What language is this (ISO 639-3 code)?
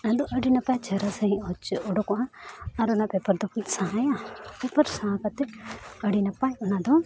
sat